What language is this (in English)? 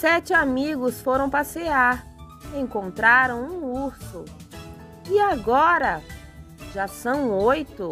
Portuguese